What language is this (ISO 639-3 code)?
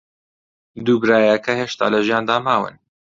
ckb